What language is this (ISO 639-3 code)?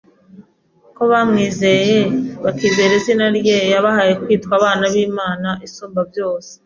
kin